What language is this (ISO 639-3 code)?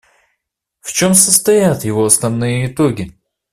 rus